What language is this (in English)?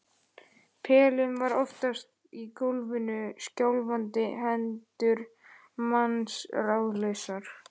Icelandic